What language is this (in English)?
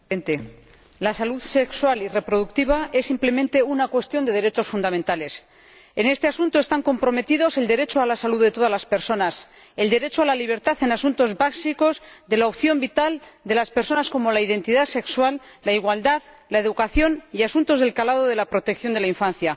Spanish